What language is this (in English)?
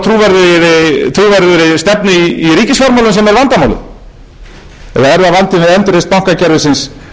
Icelandic